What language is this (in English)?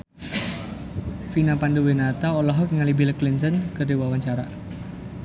Sundanese